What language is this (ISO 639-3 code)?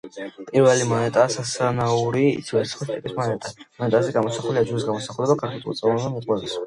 kat